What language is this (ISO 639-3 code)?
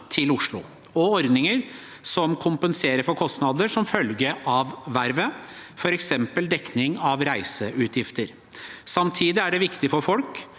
nor